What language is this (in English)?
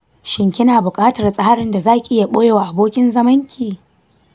Hausa